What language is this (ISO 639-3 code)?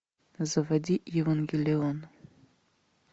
rus